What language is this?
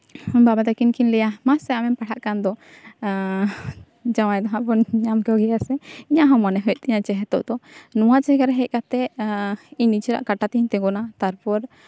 Santali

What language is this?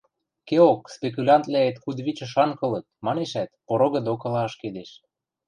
Western Mari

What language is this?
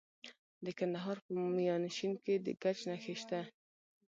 Pashto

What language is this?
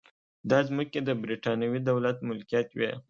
Pashto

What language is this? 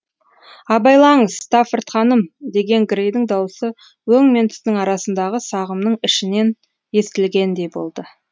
Kazakh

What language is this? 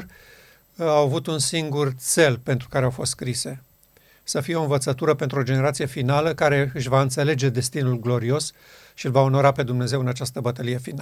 Romanian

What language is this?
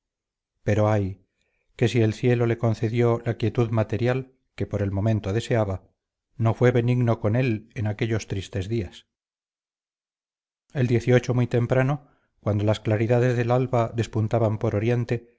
Spanish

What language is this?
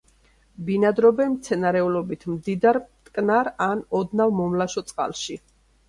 Georgian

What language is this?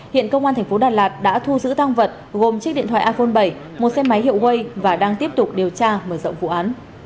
Vietnamese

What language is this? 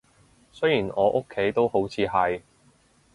Cantonese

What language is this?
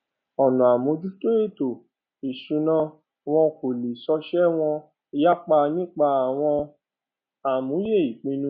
Yoruba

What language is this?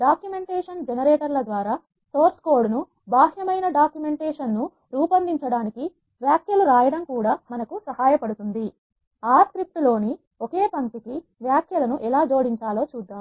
Telugu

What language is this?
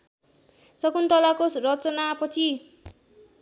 Nepali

